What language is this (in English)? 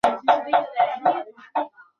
Chinese